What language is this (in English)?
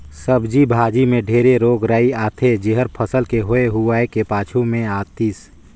Chhattisgarhi